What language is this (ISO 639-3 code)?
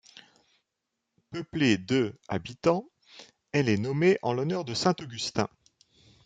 fra